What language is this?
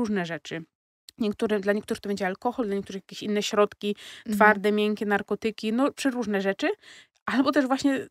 Polish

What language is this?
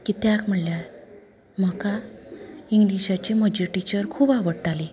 Konkani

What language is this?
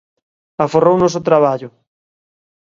Galician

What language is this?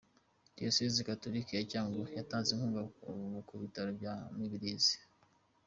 Kinyarwanda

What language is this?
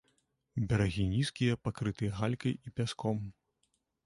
Belarusian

